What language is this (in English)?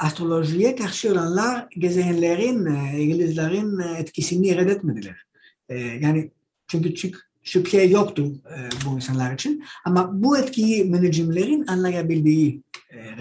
Turkish